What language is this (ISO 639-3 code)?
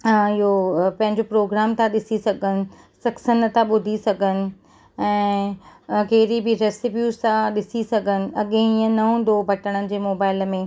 snd